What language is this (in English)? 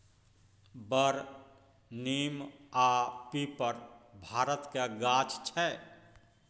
Maithili